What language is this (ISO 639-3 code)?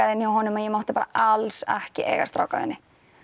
isl